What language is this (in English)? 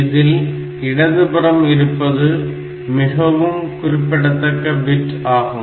Tamil